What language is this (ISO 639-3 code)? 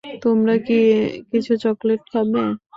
ben